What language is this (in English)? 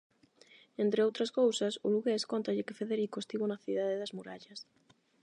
Galician